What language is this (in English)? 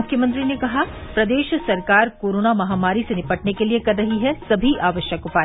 Hindi